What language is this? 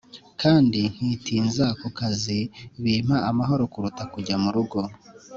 Kinyarwanda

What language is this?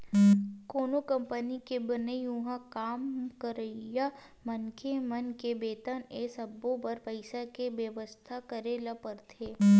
Chhattisgarhi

